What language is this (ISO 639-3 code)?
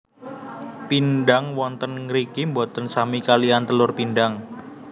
jav